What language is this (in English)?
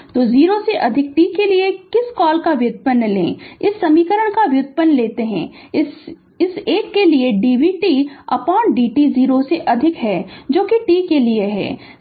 Hindi